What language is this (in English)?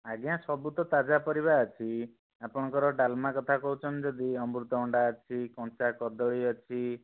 Odia